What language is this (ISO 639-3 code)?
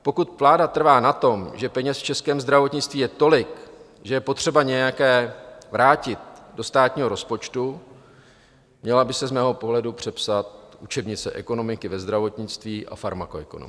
ces